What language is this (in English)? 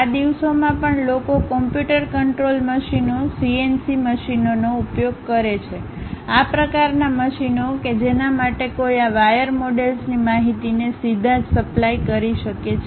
Gujarati